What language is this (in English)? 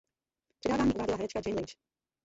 Czech